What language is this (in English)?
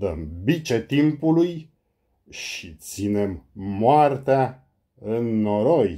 Romanian